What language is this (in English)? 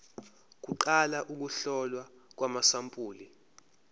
Zulu